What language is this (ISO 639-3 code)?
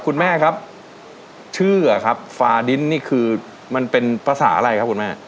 tha